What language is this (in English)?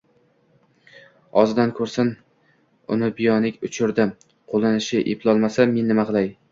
Uzbek